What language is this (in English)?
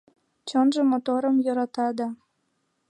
Mari